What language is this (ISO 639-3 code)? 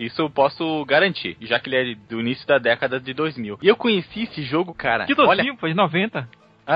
por